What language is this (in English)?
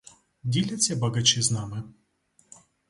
Ukrainian